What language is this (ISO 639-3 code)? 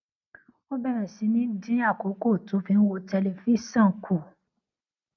yor